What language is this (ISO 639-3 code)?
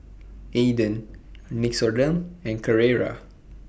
eng